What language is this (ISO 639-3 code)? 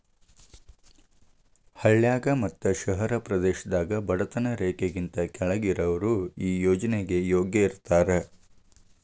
kan